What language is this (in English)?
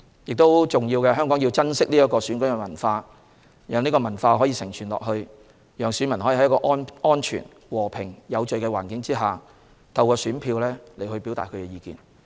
Cantonese